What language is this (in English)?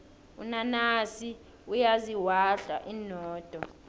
South Ndebele